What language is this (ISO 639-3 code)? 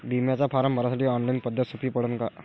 mar